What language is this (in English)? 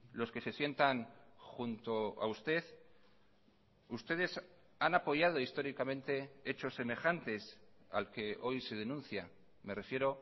Spanish